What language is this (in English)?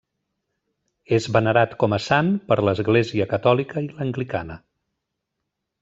Catalan